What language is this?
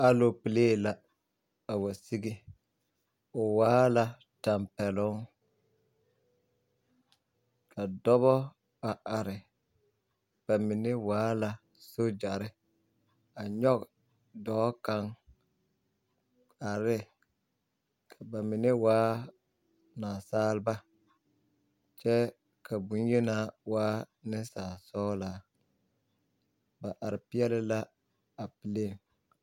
Southern Dagaare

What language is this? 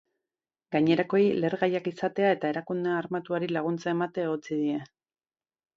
Basque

